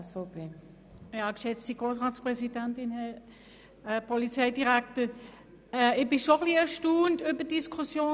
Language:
Swiss German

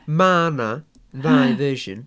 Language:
Welsh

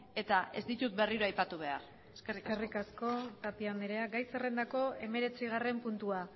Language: Basque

